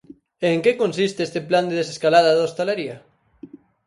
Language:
Galician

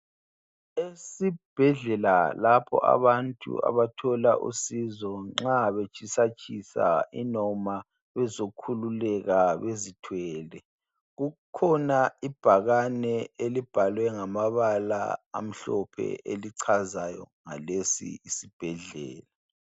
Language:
North Ndebele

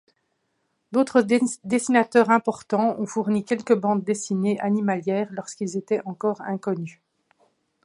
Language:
French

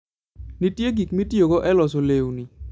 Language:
Luo (Kenya and Tanzania)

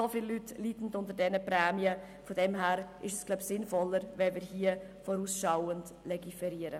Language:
Swiss German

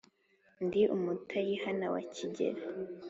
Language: Kinyarwanda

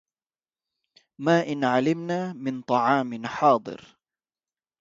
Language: Arabic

